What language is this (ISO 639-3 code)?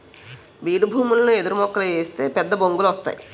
tel